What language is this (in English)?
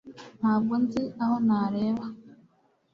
Kinyarwanda